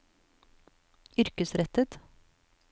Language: Norwegian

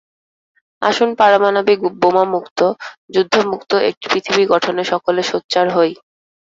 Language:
Bangla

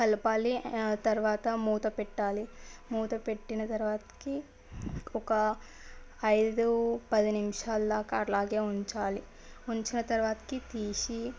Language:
Telugu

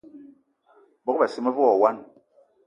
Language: Eton (Cameroon)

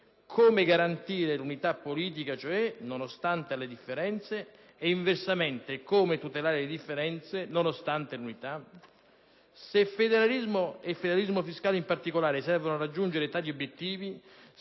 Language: Italian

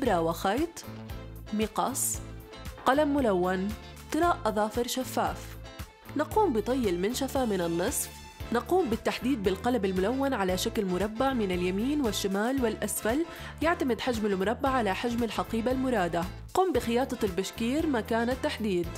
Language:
Arabic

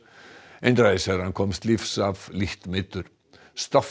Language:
Icelandic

